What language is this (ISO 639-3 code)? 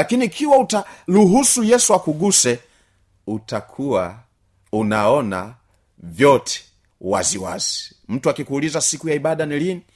swa